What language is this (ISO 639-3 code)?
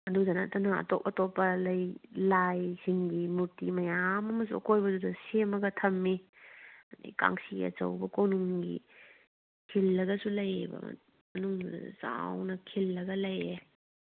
mni